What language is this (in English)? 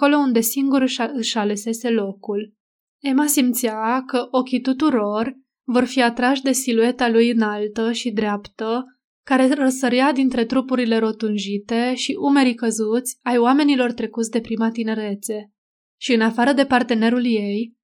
Romanian